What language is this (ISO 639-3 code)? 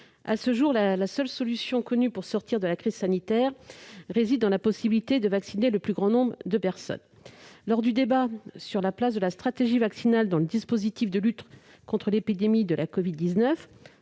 fra